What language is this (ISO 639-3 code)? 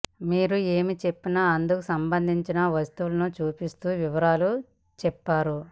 tel